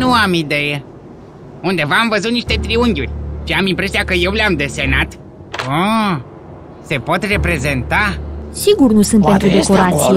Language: Romanian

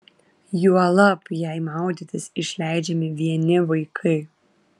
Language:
Lithuanian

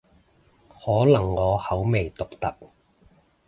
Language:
Cantonese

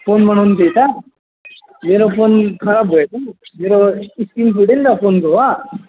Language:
Nepali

